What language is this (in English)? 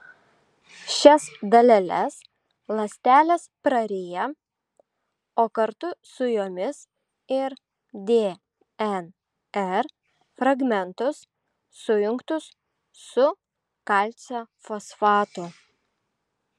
Lithuanian